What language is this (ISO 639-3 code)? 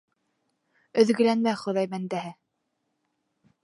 bak